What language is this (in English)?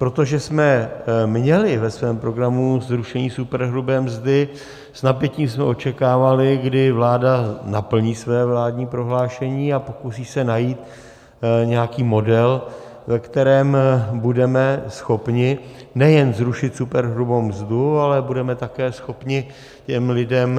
Czech